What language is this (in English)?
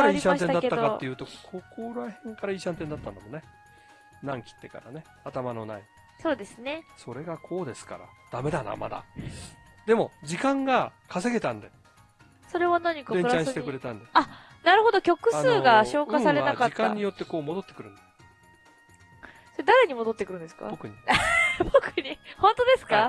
Japanese